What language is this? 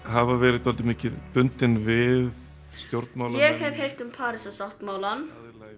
Icelandic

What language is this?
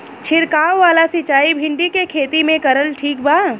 Bhojpuri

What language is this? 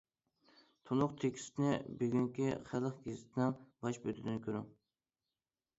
Uyghur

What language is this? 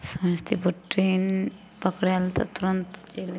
Maithili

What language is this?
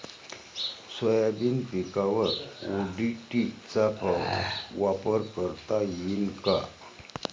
Marathi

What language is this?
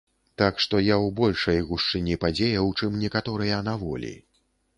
Belarusian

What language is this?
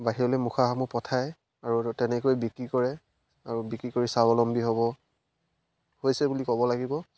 Assamese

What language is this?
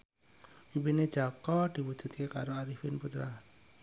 Javanese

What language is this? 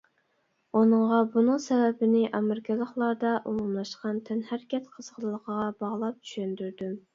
Uyghur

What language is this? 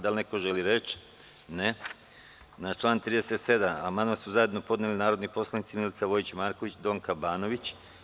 Serbian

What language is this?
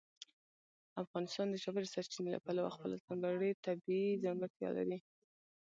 Pashto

